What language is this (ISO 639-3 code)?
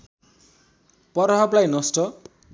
nep